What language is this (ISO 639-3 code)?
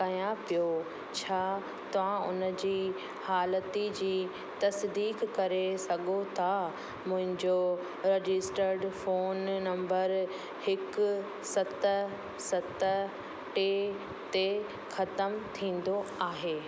snd